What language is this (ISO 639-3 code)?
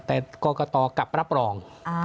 tha